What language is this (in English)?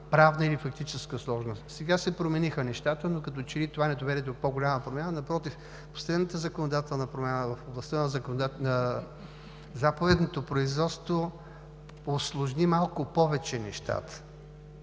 Bulgarian